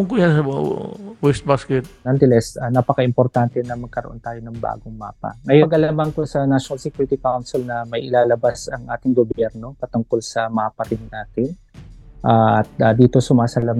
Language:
Filipino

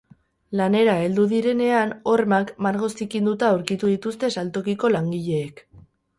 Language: Basque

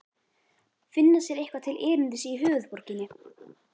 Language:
Icelandic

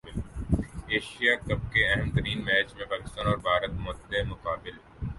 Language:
Urdu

